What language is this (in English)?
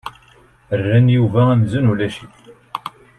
Kabyle